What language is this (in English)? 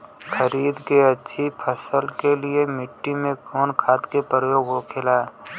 Bhojpuri